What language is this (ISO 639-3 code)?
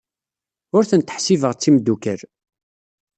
kab